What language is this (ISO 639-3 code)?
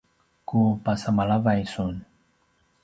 pwn